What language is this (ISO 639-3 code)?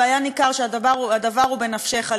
heb